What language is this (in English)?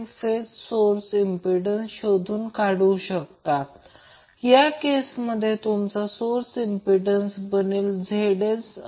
Marathi